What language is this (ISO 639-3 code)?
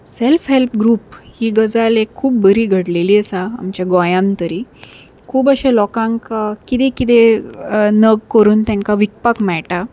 kok